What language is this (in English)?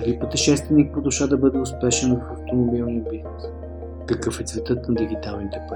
Bulgarian